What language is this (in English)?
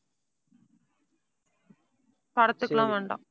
Tamil